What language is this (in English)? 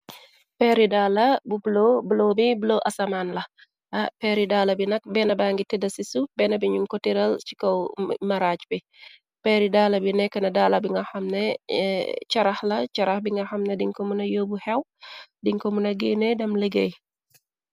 Wolof